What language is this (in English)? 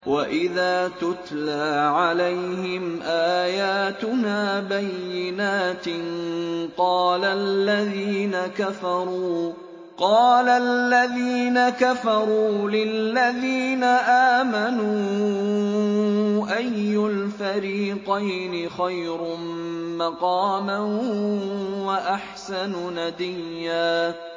Arabic